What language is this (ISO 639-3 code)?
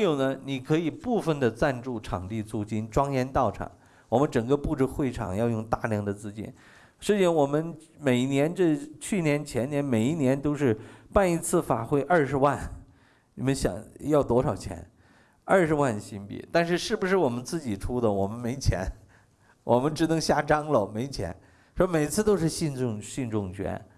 zho